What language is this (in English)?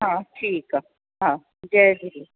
Sindhi